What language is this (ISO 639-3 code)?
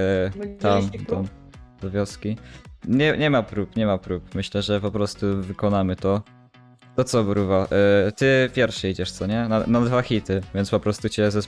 pol